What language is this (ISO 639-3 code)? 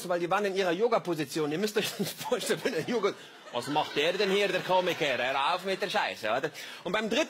deu